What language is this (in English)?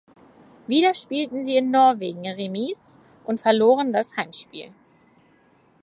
German